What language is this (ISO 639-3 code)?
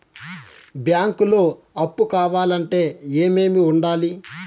tel